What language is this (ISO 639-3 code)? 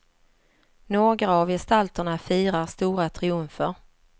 swe